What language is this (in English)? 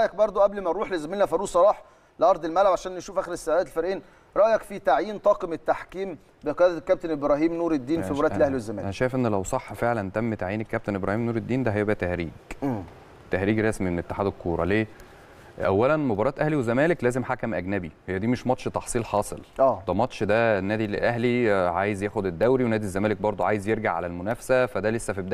Arabic